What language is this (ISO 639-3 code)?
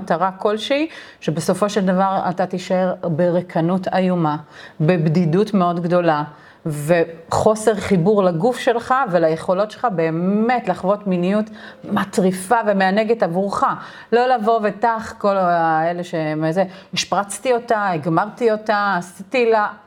heb